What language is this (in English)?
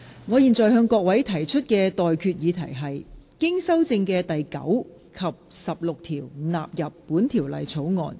Cantonese